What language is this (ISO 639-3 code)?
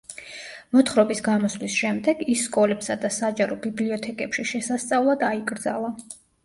kat